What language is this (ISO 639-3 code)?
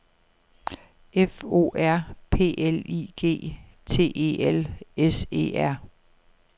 dan